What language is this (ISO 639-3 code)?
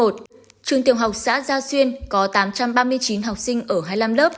vie